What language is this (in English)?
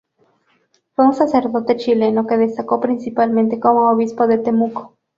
Spanish